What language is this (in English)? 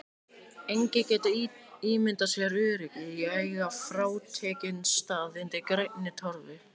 Icelandic